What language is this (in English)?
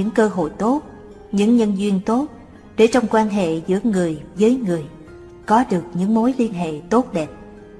Vietnamese